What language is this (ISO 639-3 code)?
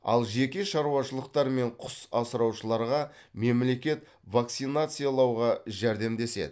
kaz